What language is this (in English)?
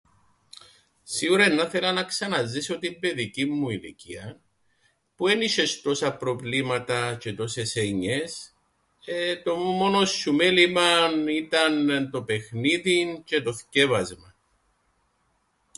Greek